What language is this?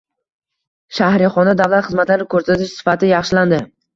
Uzbek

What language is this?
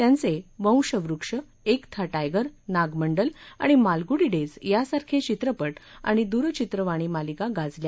Marathi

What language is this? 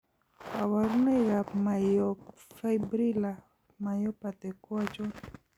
Kalenjin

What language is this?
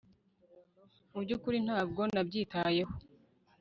Kinyarwanda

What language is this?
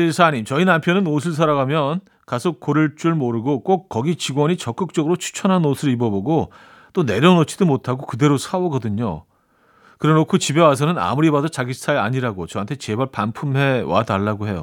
Korean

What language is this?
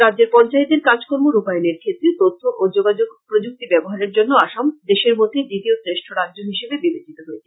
Bangla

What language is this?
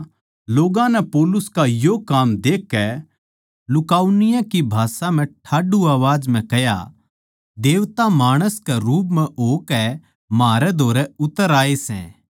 Haryanvi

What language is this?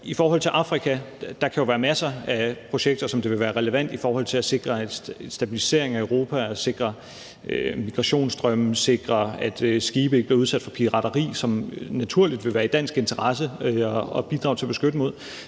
Danish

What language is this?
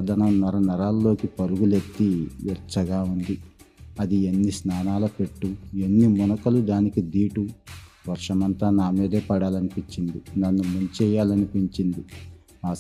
Telugu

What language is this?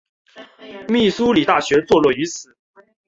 Chinese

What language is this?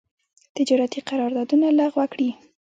Pashto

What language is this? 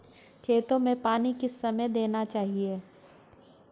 Hindi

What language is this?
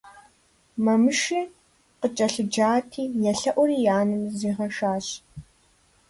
Kabardian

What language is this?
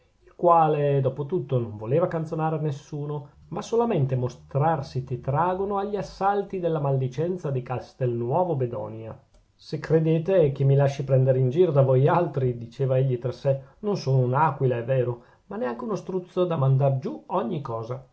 Italian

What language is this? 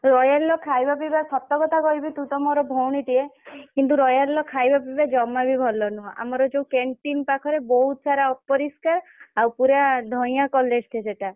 Odia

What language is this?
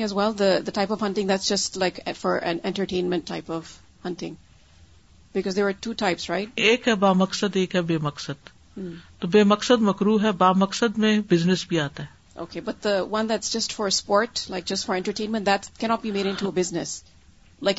Urdu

